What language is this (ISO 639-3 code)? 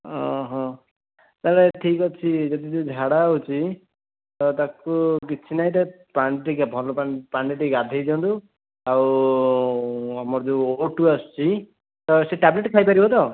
ori